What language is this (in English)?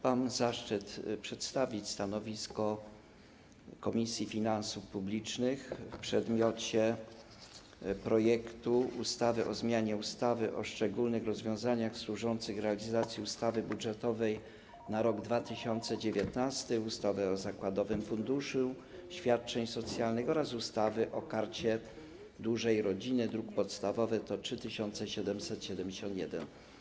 Polish